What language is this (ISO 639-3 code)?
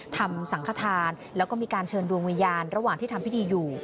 tha